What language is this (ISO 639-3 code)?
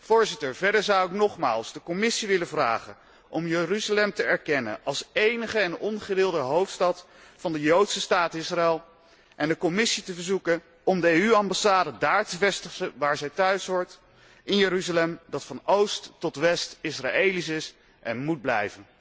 nld